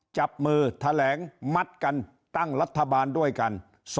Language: Thai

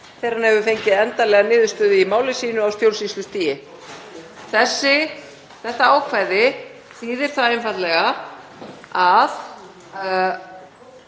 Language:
Icelandic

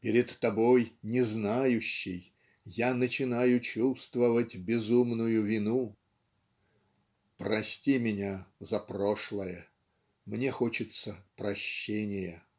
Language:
Russian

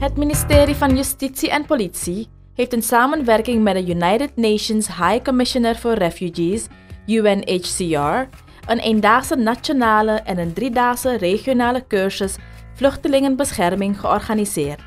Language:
Dutch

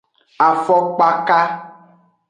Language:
Aja (Benin)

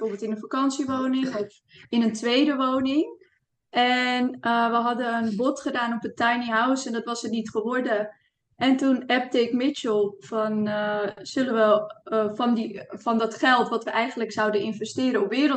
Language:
Dutch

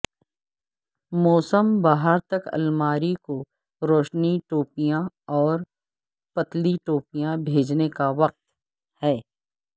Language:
Urdu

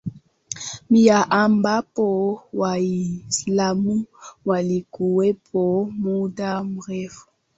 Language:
Swahili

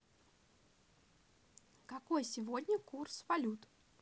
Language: Russian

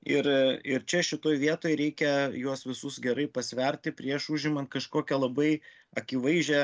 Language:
Lithuanian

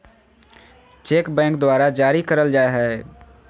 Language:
Magahi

